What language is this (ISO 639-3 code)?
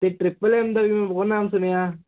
pan